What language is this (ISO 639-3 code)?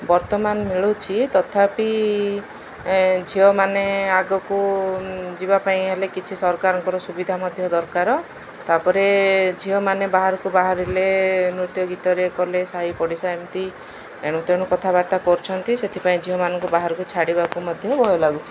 ori